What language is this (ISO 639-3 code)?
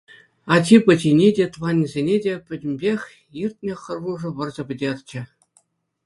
chv